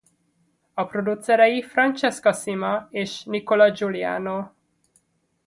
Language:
Hungarian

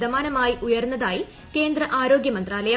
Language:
Malayalam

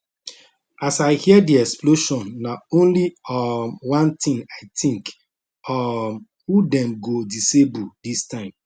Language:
Nigerian Pidgin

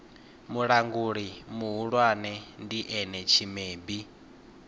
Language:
Venda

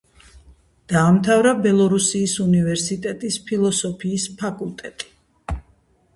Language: Georgian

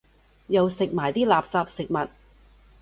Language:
Cantonese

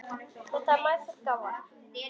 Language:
Icelandic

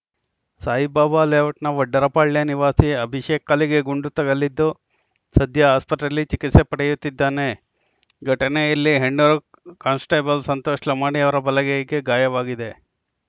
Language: Kannada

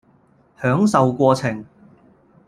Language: Cantonese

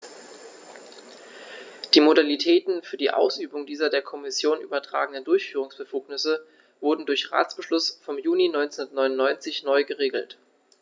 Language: German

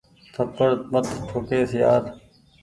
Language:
Goaria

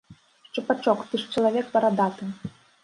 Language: Belarusian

